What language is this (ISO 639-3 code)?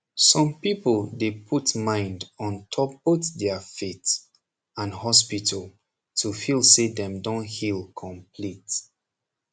pcm